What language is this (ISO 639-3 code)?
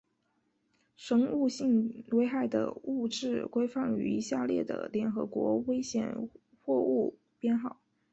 zho